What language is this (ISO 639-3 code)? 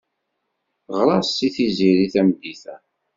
kab